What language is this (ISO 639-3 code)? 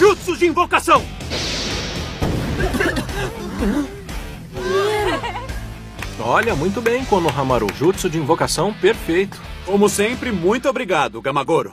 por